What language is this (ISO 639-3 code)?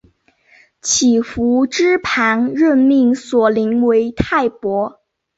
zho